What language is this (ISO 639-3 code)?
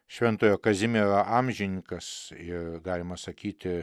lit